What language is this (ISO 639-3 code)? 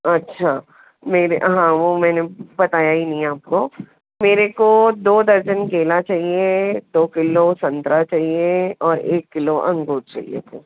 hin